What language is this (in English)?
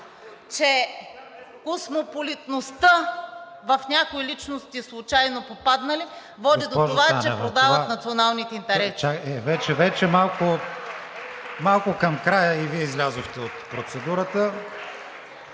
Bulgarian